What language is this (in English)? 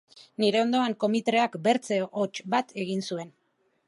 Basque